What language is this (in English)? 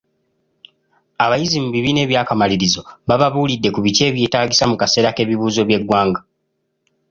Ganda